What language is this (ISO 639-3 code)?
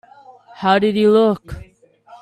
eng